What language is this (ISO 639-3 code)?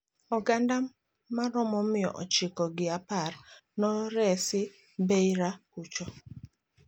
luo